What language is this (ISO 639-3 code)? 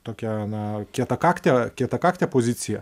lit